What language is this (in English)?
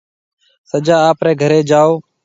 Marwari (Pakistan)